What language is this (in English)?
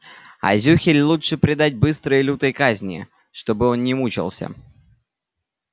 Russian